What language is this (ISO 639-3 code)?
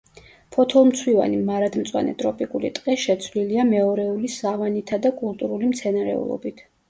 kat